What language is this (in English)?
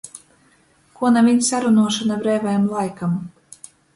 Latgalian